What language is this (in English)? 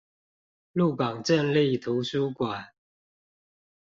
Chinese